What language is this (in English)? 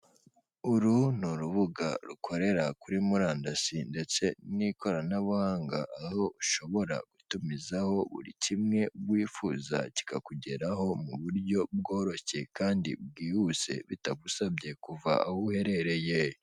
Kinyarwanda